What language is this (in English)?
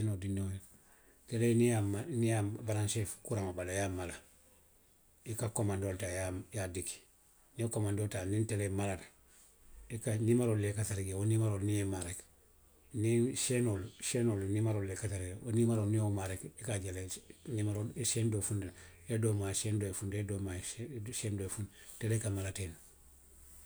Western Maninkakan